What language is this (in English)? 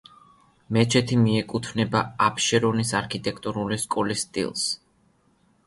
Georgian